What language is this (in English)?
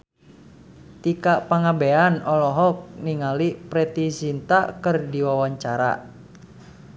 Sundanese